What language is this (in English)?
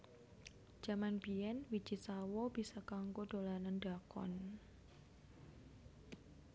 Javanese